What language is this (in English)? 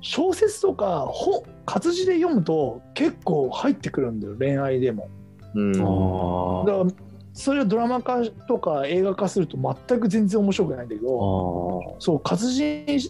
Japanese